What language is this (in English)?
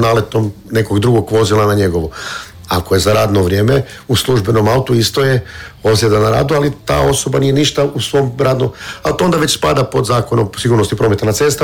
Croatian